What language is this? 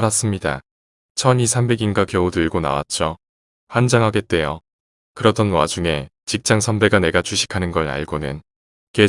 Korean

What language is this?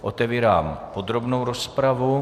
Czech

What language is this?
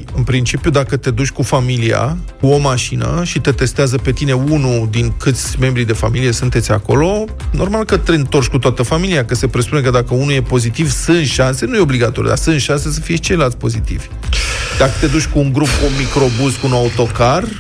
Romanian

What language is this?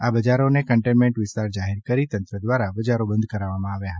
Gujarati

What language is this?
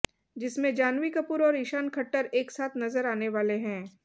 Hindi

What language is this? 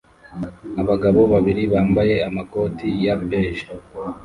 Kinyarwanda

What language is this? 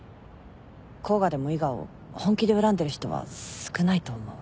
Japanese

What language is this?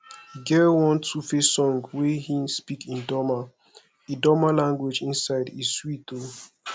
Nigerian Pidgin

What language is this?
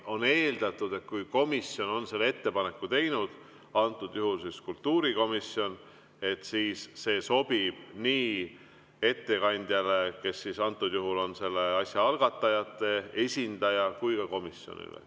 Estonian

